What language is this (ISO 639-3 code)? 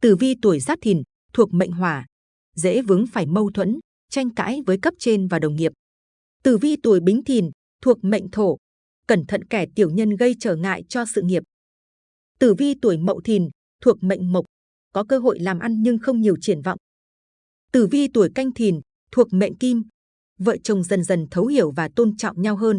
vie